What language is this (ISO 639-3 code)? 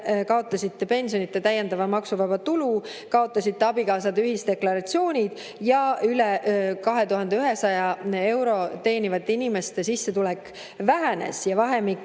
est